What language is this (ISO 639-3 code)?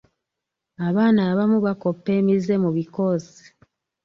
lug